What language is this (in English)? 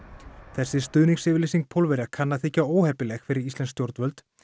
Icelandic